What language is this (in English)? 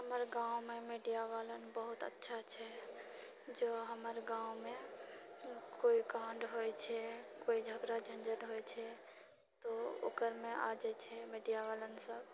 Maithili